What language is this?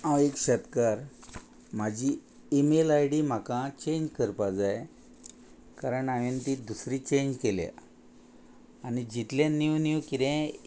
Konkani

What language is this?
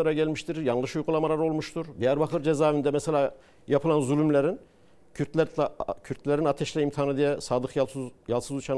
Turkish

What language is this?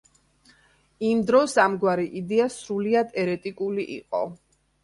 Georgian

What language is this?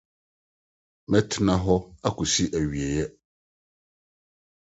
Akan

